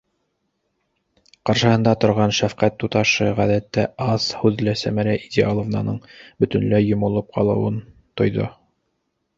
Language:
Bashkir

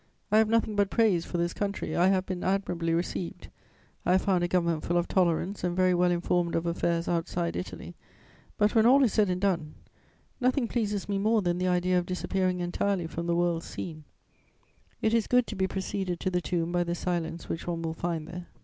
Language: English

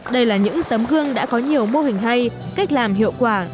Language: Vietnamese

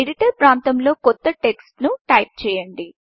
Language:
Telugu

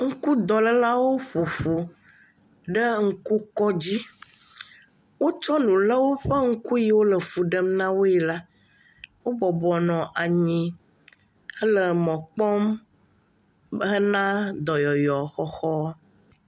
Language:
Ewe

